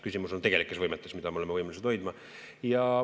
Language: Estonian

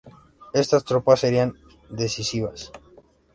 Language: Spanish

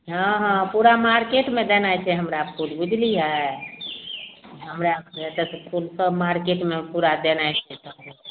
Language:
Maithili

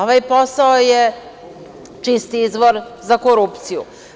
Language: Serbian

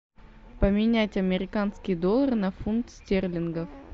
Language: Russian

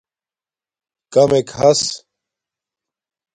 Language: Domaaki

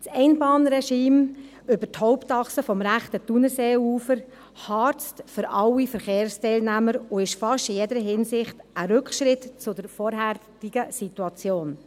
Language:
Swiss German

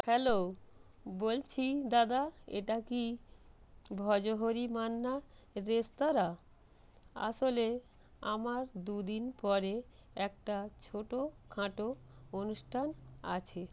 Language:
Bangla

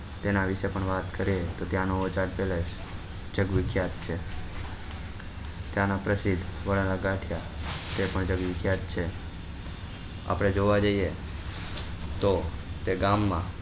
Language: Gujarati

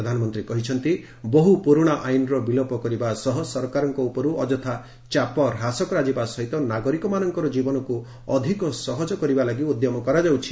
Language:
Odia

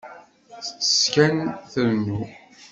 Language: Kabyle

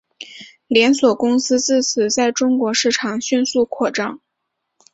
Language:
Chinese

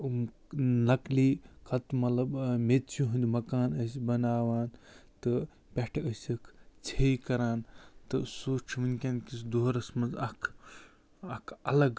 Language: Kashmiri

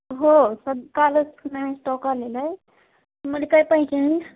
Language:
Marathi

